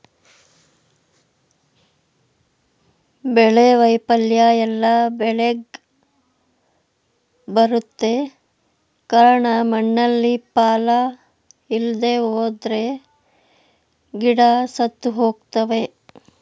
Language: Kannada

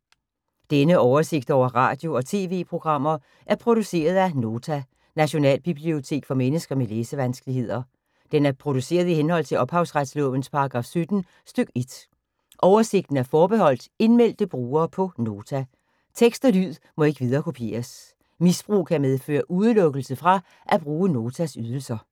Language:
Danish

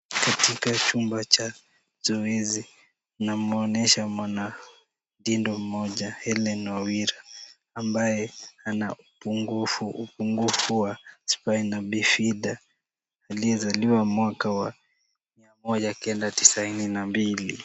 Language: Swahili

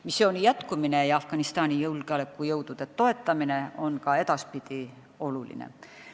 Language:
Estonian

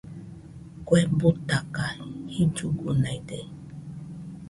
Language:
Nüpode Huitoto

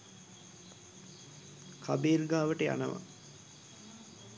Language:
Sinhala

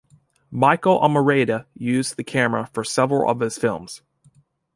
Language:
English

